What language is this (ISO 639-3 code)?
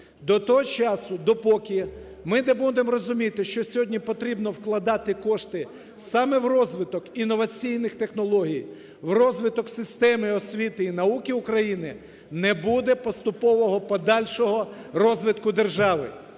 ukr